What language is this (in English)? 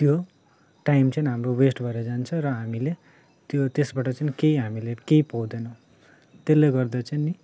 Nepali